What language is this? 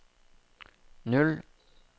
Norwegian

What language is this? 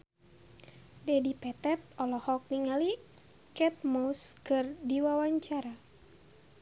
Sundanese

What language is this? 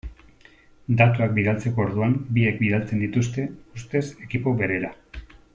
Basque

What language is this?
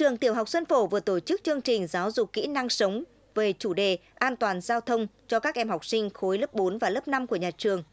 Vietnamese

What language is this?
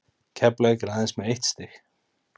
Icelandic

